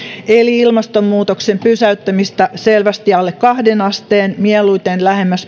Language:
Finnish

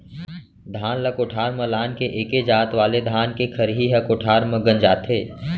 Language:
Chhattisgarhi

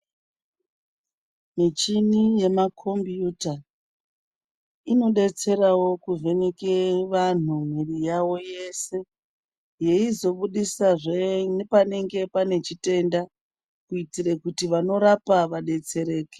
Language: Ndau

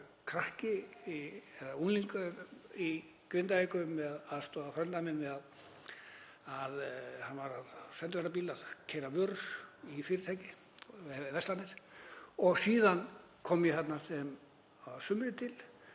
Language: Icelandic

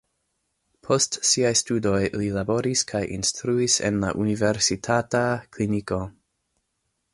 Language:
Esperanto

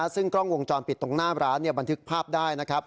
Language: Thai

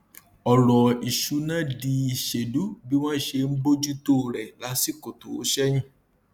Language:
Yoruba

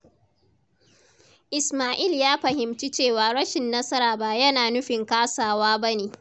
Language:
Hausa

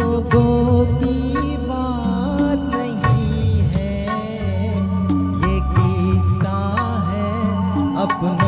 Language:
Hindi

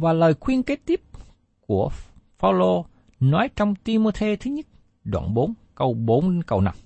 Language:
Vietnamese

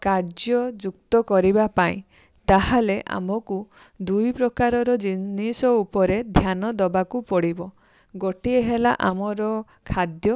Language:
Odia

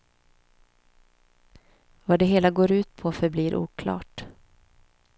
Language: Swedish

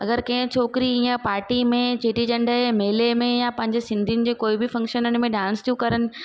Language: Sindhi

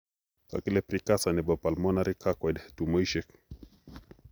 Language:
Kalenjin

